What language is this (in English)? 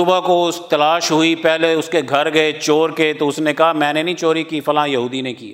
Urdu